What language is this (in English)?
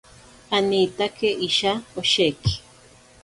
Ashéninka Perené